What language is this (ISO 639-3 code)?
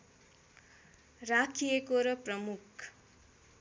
nep